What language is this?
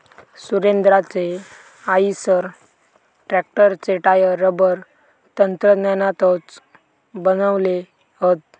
Marathi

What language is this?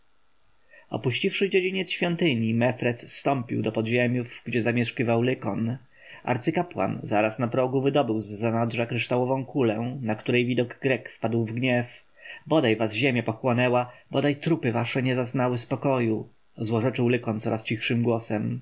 Polish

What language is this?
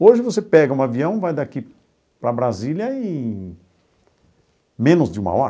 Portuguese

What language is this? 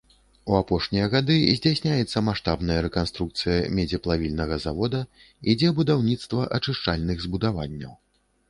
Belarusian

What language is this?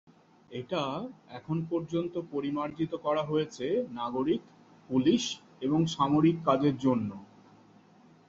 Bangla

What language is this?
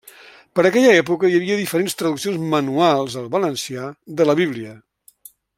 Catalan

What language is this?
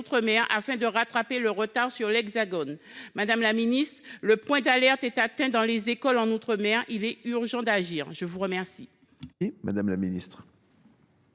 French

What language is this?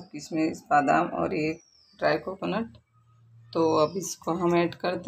Hindi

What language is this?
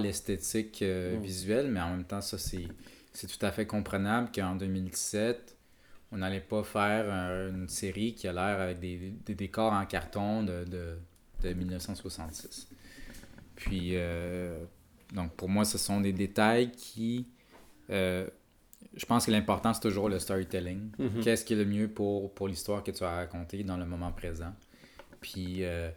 French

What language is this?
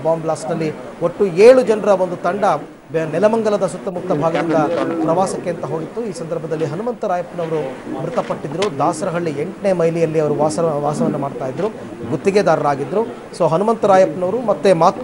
Kannada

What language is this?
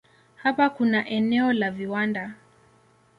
Swahili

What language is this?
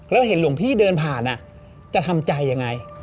Thai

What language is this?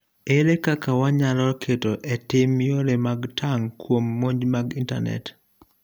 Luo (Kenya and Tanzania)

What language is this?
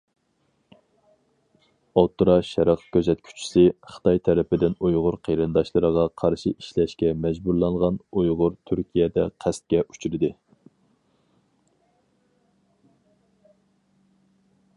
Uyghur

